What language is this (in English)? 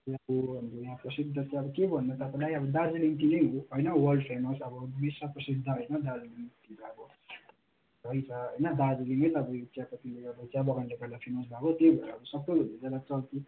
Nepali